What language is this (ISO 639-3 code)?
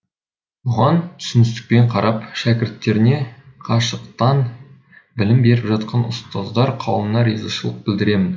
kaz